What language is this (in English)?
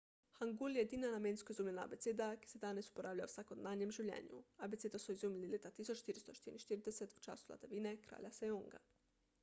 Slovenian